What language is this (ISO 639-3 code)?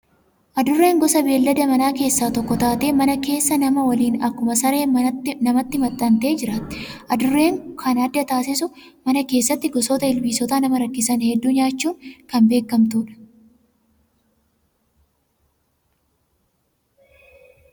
orm